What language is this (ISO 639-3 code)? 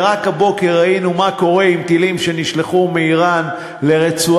heb